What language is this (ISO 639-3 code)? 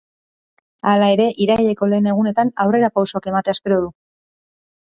eus